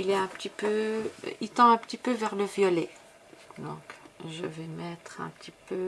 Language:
French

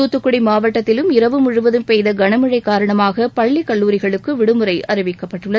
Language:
Tamil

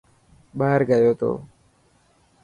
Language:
Dhatki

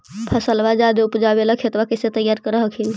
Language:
Magahi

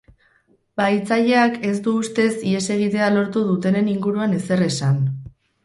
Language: Basque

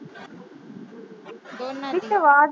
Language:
Punjabi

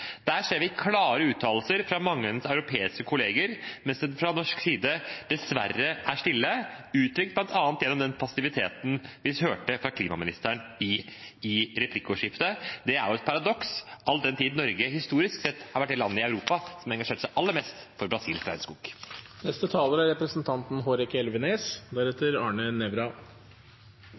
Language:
Norwegian Bokmål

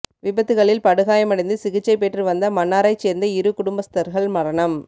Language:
Tamil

